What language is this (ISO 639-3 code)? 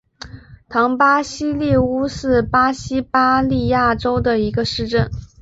zho